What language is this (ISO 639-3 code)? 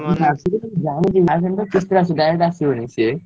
ori